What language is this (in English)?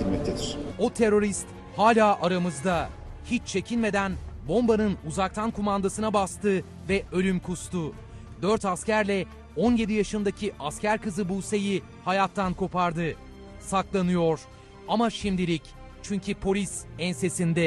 Turkish